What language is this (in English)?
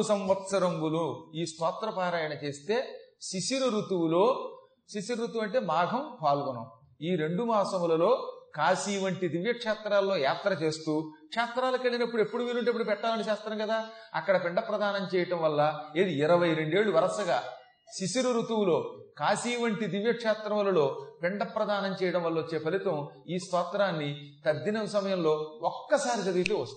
Telugu